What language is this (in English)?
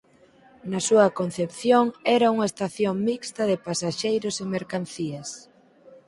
Galician